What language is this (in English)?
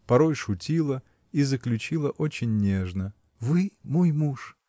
Russian